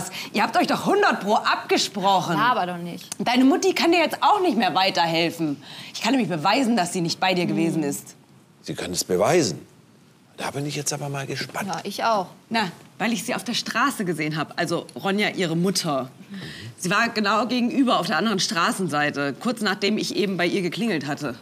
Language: German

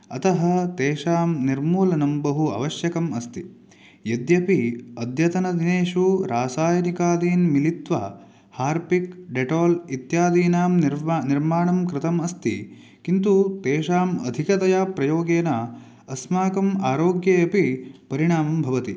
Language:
Sanskrit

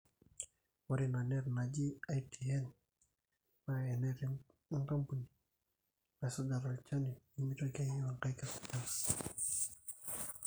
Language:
Masai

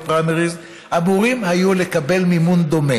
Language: Hebrew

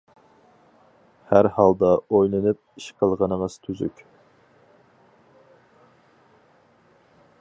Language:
Uyghur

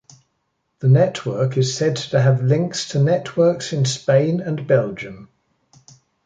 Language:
English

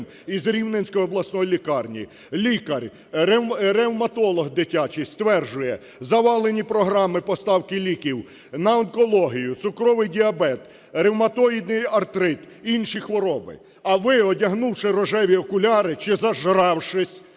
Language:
Ukrainian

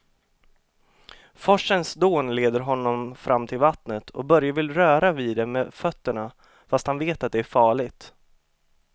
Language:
Swedish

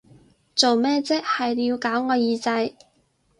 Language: Cantonese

